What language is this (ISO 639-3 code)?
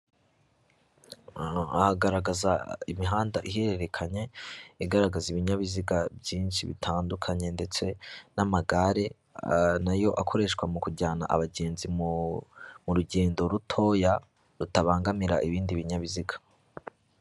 kin